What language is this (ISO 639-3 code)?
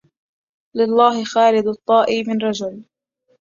ara